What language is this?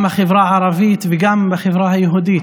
Hebrew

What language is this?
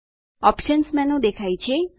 Gujarati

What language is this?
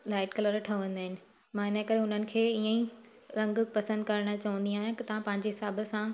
Sindhi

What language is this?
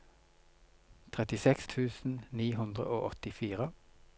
Norwegian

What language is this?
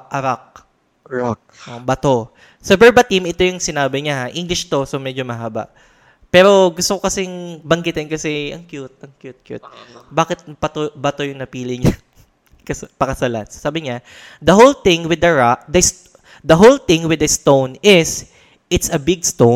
Filipino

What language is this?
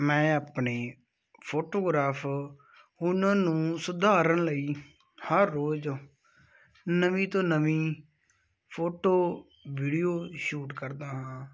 Punjabi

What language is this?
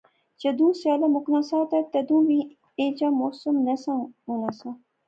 Pahari-Potwari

